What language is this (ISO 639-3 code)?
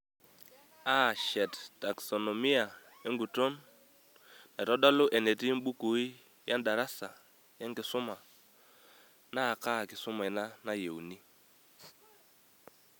mas